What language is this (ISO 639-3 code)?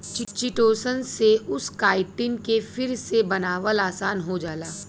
bho